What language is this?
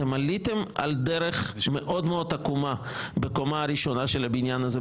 Hebrew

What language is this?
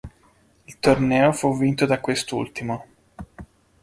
Italian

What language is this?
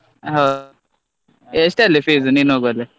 Kannada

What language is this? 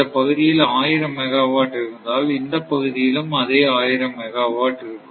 Tamil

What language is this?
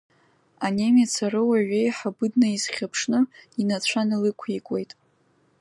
Abkhazian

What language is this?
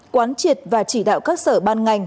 Vietnamese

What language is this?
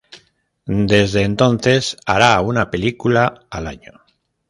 Spanish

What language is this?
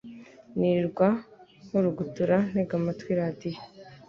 Kinyarwanda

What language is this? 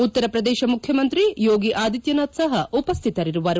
Kannada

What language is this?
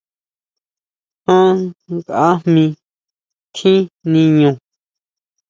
Huautla Mazatec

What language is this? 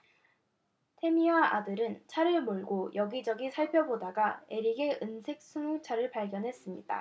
Korean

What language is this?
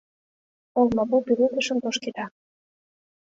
Mari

